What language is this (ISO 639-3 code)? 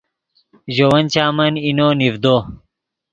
ydg